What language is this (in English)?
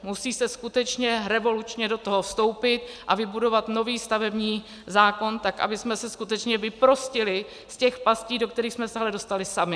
Czech